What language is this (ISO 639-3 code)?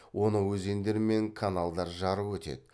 kaz